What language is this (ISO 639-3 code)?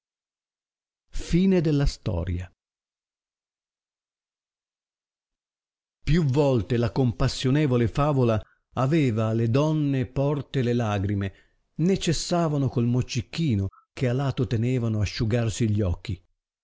ita